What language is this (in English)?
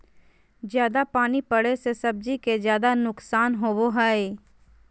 Magahi